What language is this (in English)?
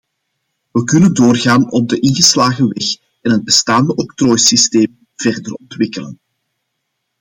Dutch